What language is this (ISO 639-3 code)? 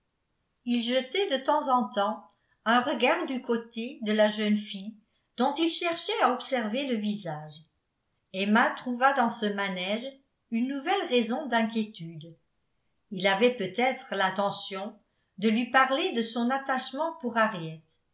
fra